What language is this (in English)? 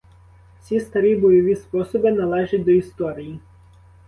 Ukrainian